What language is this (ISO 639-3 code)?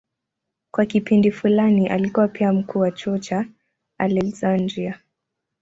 swa